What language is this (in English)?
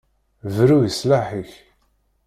Kabyle